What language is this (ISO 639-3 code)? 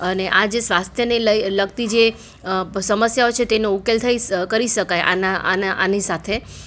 guj